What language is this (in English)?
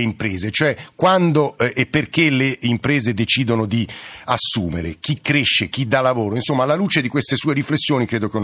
Italian